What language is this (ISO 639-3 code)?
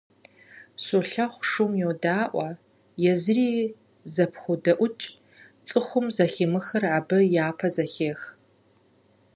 kbd